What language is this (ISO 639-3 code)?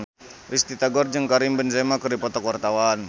sun